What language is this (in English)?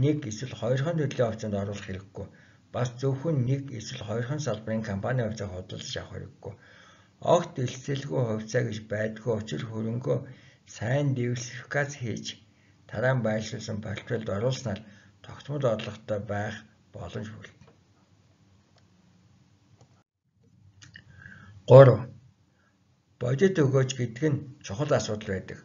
Turkish